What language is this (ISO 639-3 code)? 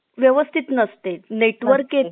mar